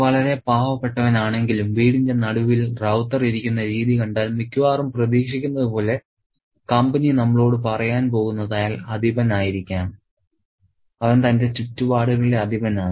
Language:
Malayalam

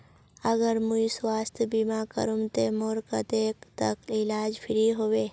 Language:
Magahi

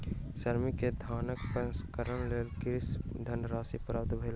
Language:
Maithili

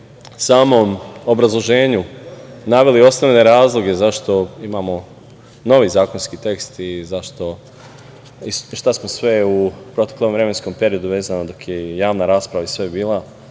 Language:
Serbian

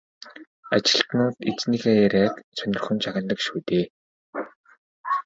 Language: Mongolian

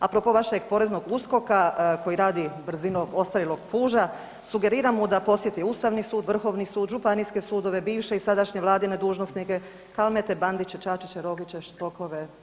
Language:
Croatian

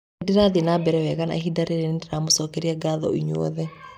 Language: Kikuyu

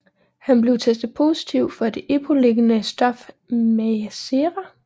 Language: Danish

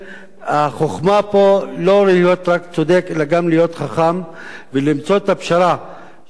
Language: Hebrew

